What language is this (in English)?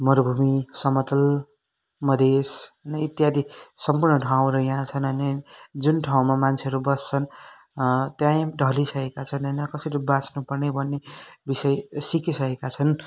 Nepali